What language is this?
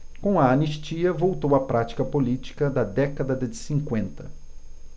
Portuguese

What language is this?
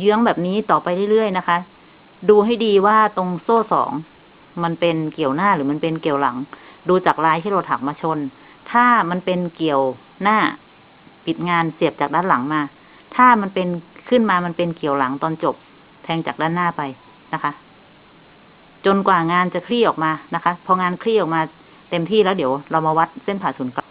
Thai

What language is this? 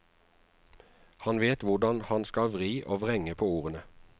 Norwegian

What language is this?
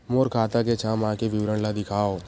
Chhattisgarhi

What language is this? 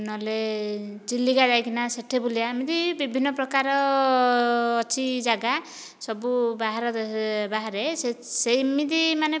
Odia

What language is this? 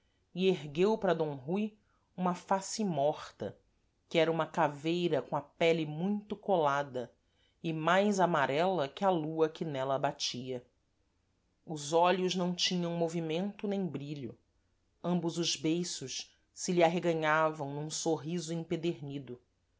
Portuguese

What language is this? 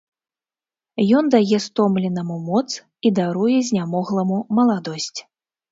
Belarusian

